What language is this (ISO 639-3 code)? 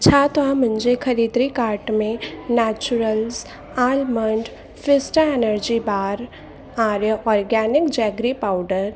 snd